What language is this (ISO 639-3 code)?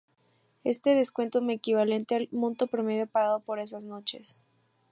spa